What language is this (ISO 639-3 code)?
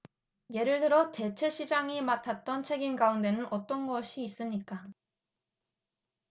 kor